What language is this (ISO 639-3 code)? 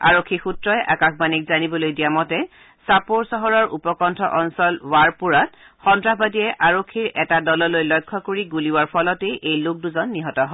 asm